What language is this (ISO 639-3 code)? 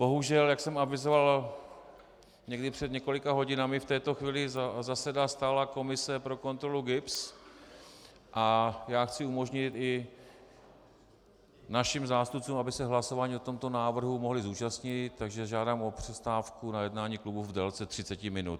ces